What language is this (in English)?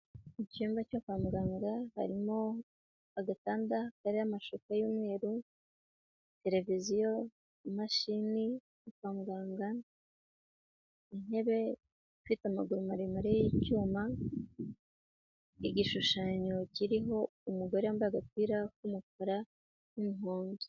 Kinyarwanda